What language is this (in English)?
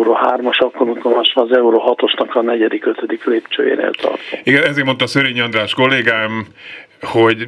Hungarian